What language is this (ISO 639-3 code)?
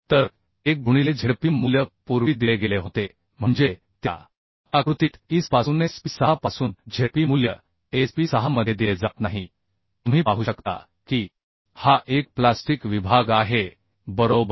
mar